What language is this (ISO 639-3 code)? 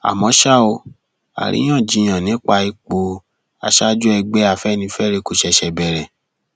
yor